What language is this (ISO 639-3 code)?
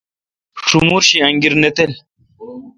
xka